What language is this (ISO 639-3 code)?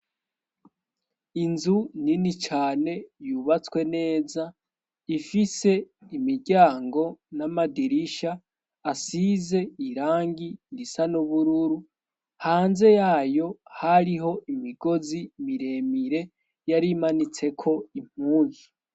run